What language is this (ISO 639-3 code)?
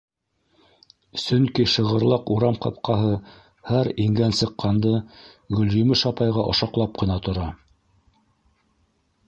bak